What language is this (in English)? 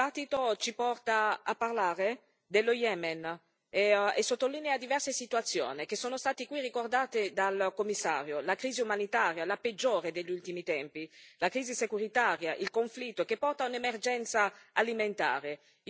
Italian